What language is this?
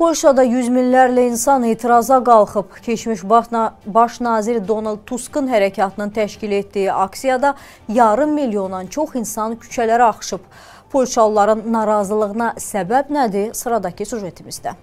Turkish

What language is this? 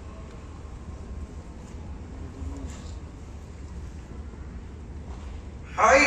Arabic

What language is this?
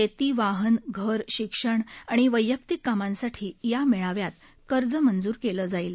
Marathi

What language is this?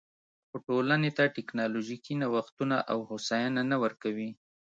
Pashto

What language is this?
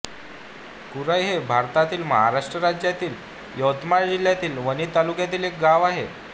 Marathi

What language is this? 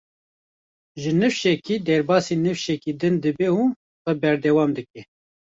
Kurdish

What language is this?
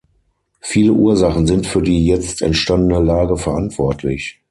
German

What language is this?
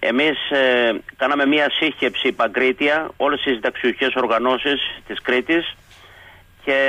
Greek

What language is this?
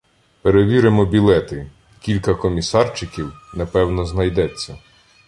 Ukrainian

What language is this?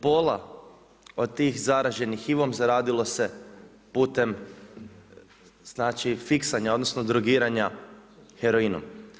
Croatian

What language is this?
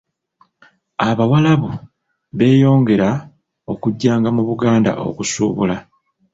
Ganda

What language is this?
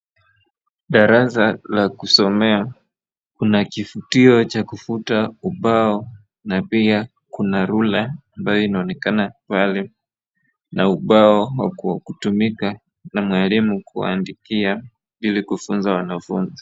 Swahili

